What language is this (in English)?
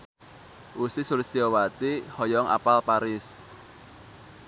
Sundanese